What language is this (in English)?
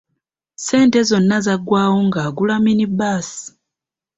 Ganda